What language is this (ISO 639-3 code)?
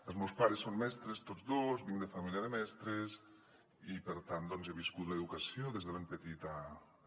cat